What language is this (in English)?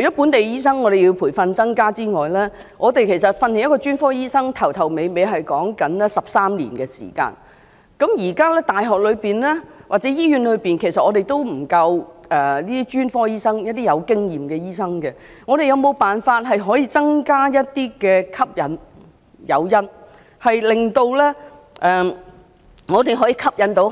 Cantonese